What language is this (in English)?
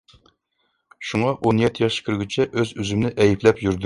Uyghur